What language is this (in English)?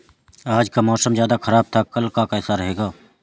Hindi